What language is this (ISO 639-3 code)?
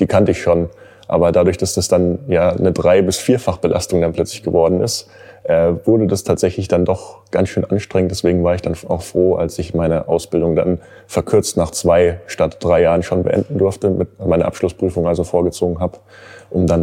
deu